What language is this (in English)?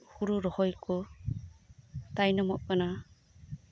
Santali